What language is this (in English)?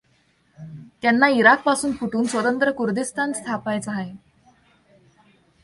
Marathi